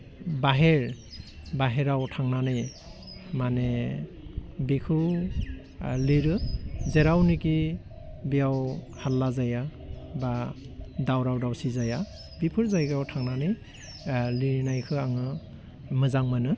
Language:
Bodo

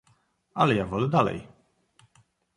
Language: Polish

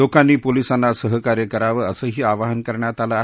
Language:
Marathi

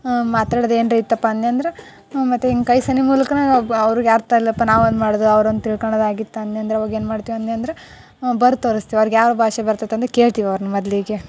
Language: Kannada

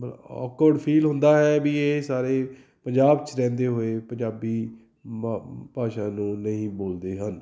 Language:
Punjabi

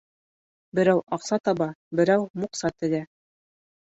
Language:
Bashkir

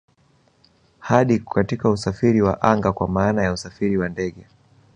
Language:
Swahili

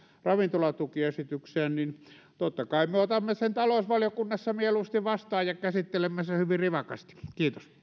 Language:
Finnish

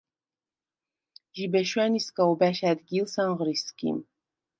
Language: Svan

